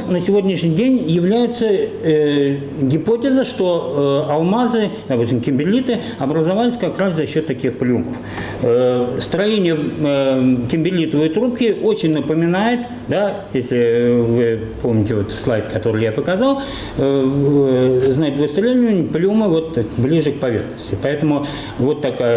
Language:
Russian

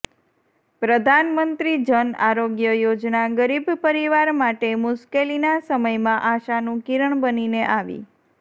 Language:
Gujarati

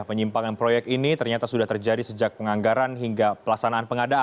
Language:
Indonesian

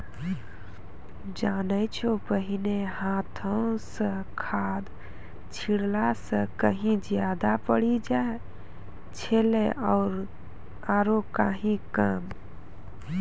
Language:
Maithili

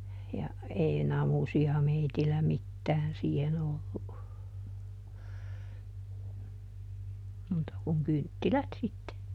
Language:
Finnish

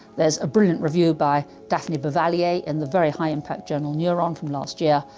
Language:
English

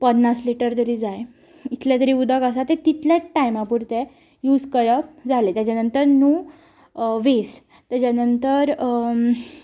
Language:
Konkani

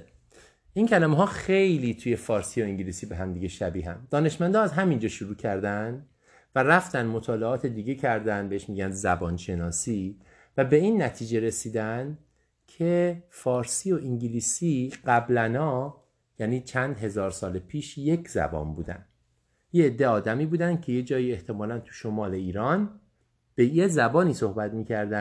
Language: Persian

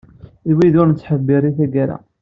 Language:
Kabyle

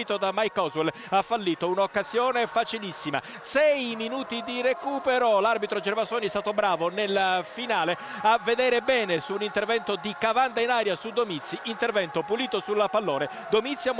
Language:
Italian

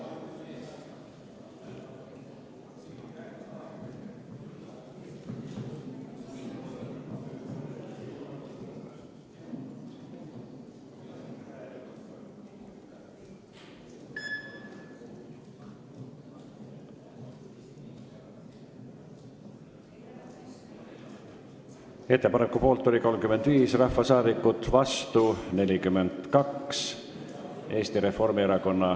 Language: Estonian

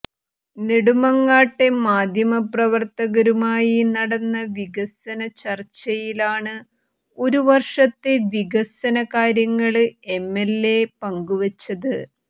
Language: Malayalam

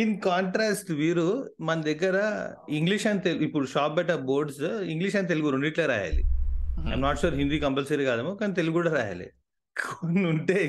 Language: Telugu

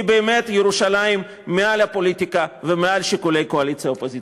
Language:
Hebrew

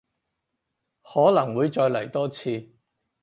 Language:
Cantonese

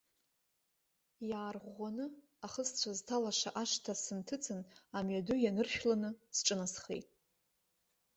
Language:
Abkhazian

